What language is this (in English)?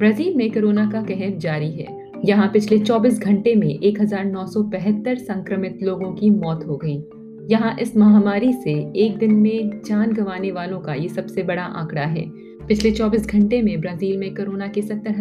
Hindi